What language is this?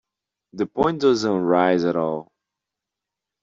English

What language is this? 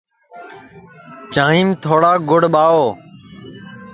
Sansi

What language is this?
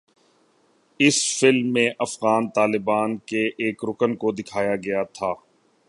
Urdu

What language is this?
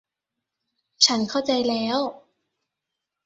Thai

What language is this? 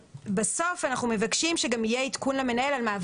Hebrew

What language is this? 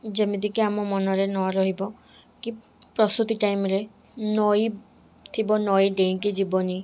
Odia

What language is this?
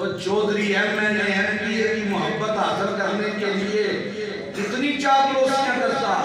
Hindi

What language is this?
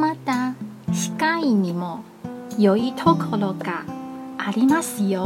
Japanese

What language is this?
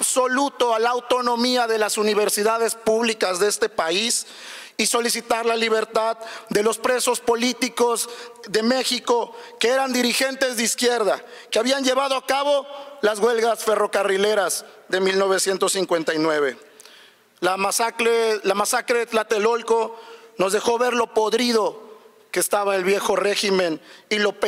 Spanish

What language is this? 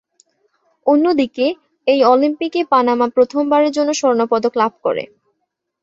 Bangla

